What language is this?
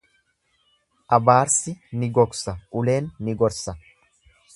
Oromo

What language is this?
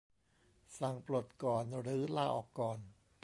Thai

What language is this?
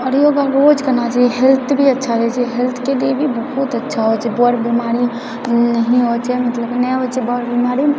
Maithili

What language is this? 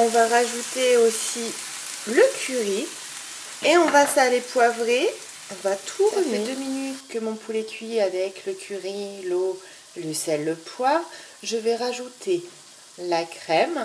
French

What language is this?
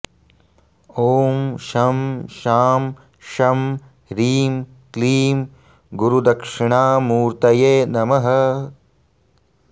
Sanskrit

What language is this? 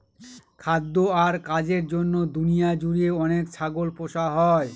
Bangla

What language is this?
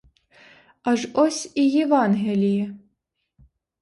Ukrainian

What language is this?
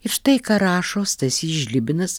Lithuanian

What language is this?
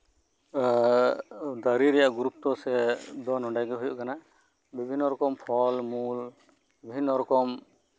Santali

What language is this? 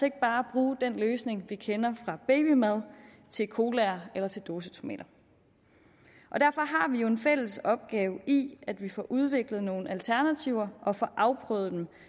Danish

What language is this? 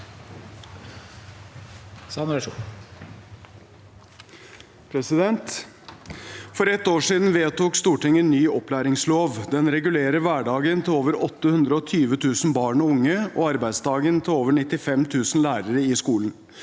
Norwegian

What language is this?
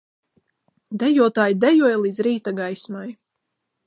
Latvian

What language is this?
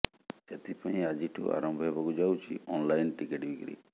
Odia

